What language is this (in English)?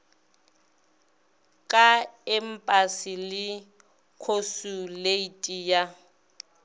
Northern Sotho